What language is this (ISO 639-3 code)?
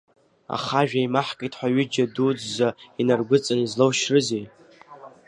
abk